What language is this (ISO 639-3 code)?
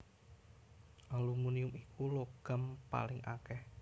jav